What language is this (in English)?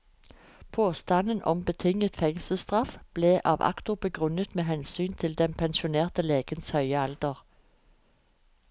Norwegian